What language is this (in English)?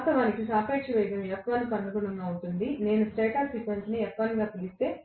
Telugu